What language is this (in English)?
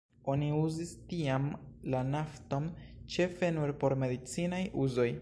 Esperanto